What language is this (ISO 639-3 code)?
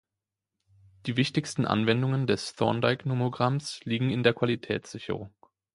deu